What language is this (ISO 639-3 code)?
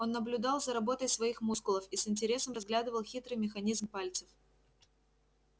rus